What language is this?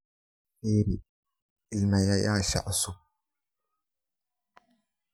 Somali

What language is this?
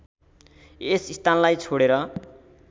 Nepali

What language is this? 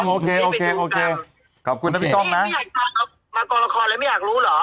Thai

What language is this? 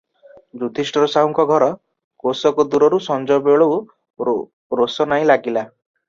Odia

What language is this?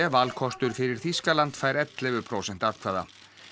Icelandic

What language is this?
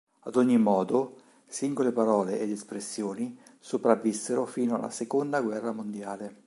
Italian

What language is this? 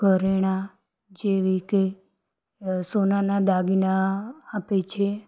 Gujarati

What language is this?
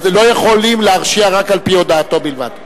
Hebrew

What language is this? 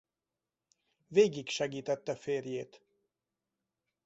Hungarian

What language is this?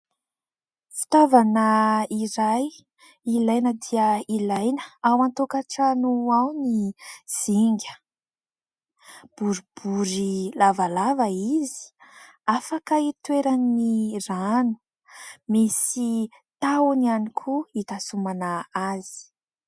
Malagasy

